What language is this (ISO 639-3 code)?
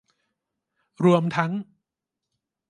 tha